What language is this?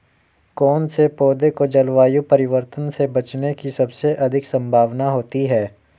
Hindi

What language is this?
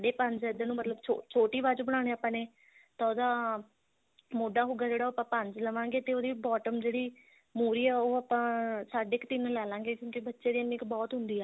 Punjabi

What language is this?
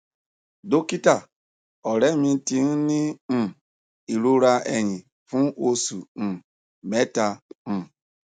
Yoruba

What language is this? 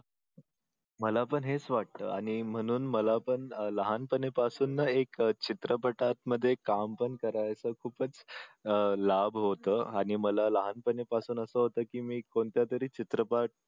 Marathi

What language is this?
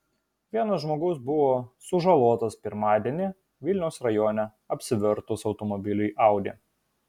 Lithuanian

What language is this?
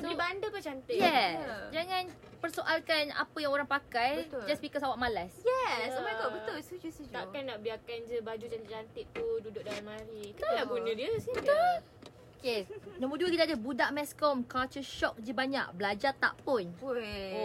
Malay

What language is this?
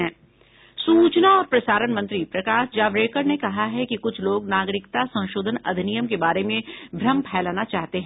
Hindi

